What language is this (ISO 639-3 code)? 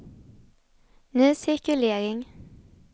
swe